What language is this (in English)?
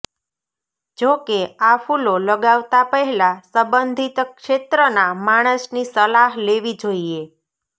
Gujarati